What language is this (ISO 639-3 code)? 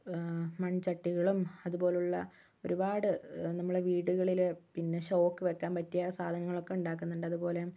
mal